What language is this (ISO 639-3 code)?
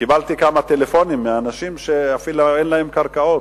heb